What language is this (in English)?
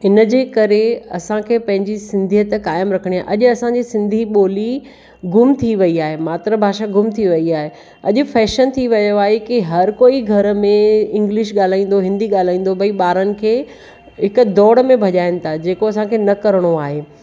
Sindhi